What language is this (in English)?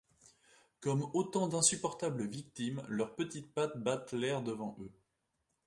French